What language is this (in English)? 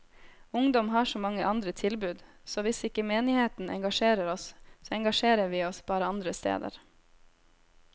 Norwegian